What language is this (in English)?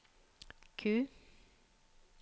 Norwegian